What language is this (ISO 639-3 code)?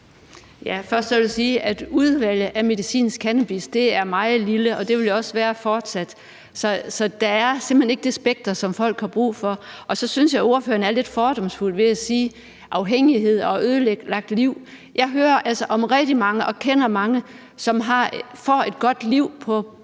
dan